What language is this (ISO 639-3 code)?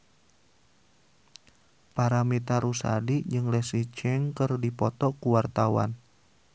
sun